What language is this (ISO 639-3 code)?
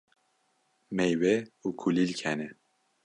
kur